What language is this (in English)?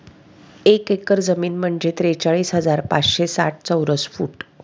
Marathi